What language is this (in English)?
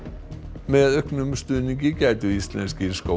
Icelandic